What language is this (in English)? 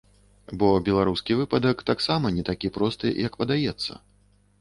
Belarusian